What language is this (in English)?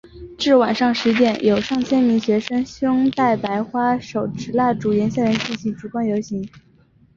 Chinese